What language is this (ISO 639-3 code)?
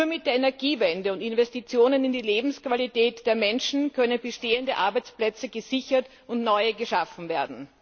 deu